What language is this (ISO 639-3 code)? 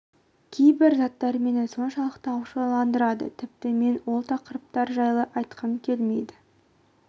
kaz